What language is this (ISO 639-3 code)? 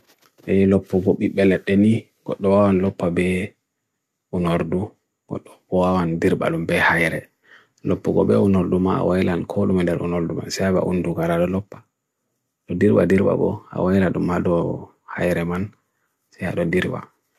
fui